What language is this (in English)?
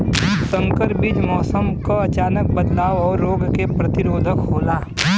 Bhojpuri